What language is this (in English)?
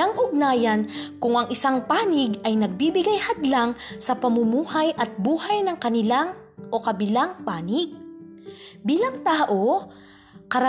Filipino